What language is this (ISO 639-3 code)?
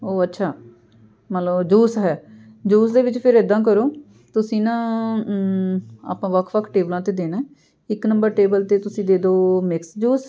pan